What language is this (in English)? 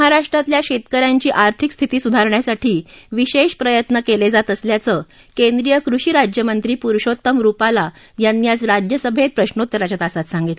Marathi